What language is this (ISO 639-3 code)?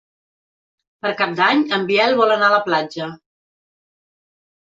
cat